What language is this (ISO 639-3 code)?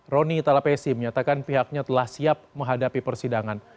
ind